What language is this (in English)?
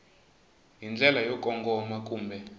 Tsonga